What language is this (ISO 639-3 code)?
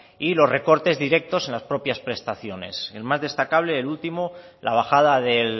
spa